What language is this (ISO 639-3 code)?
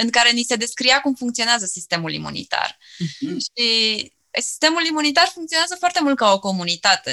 ron